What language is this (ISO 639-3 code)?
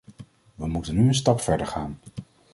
nld